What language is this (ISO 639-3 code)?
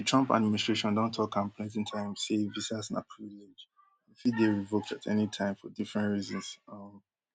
pcm